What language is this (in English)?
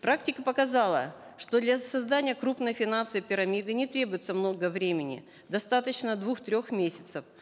Kazakh